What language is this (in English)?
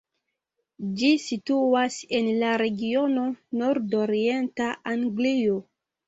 Esperanto